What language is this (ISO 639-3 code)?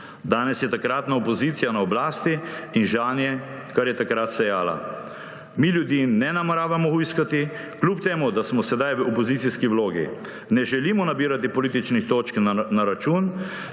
slv